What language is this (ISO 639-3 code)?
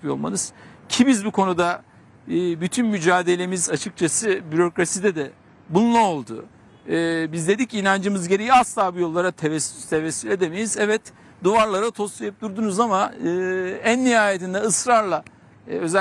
tur